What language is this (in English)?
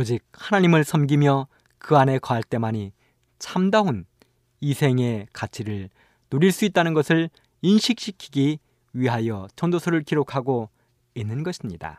Korean